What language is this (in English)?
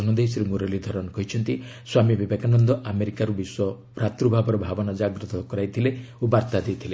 Odia